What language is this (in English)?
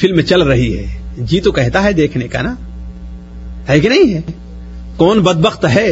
Urdu